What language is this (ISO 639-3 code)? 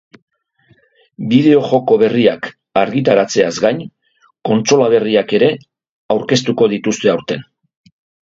eus